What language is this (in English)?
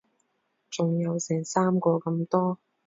Cantonese